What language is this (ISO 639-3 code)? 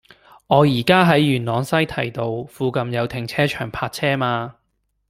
yue